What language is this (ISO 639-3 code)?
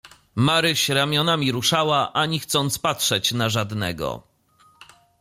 pol